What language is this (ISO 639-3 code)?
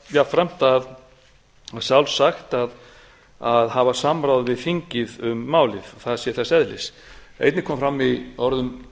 isl